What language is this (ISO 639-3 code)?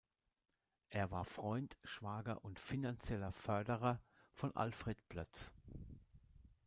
deu